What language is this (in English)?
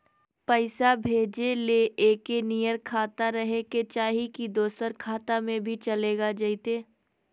Magahi